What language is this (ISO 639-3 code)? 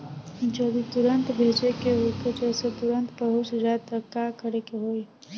bho